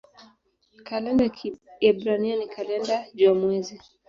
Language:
Swahili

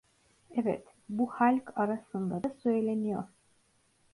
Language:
Turkish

